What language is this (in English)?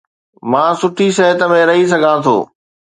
Sindhi